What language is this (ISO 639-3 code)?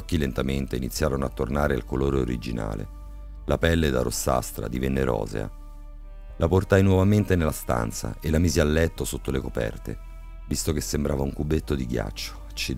ita